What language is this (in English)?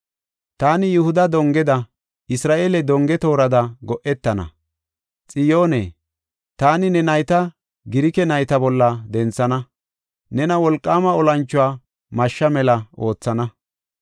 Gofa